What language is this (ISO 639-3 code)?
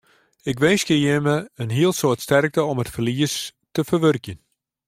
fry